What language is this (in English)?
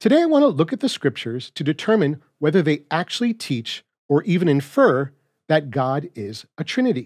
English